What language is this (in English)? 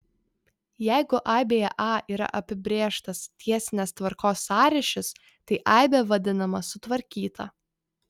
Lithuanian